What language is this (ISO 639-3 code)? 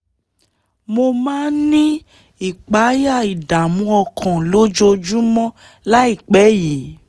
yor